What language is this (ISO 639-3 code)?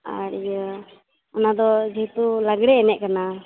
sat